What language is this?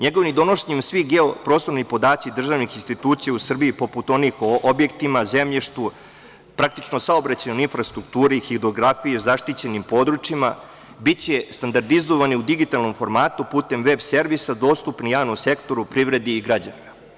Serbian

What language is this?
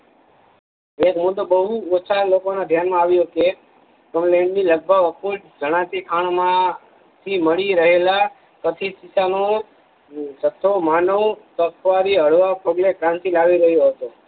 Gujarati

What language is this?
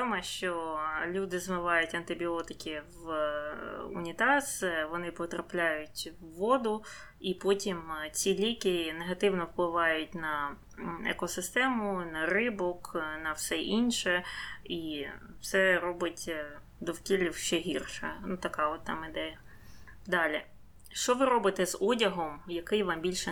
Ukrainian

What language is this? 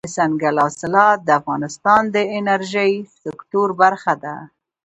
Pashto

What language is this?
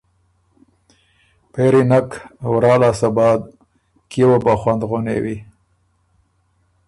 Ormuri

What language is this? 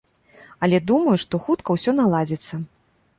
Belarusian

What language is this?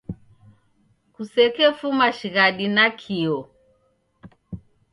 Taita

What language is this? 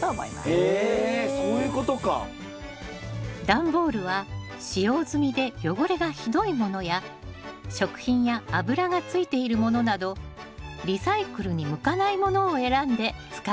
Japanese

